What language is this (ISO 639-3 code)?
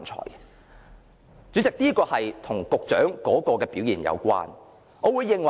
yue